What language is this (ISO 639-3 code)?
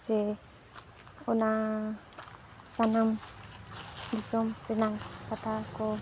sat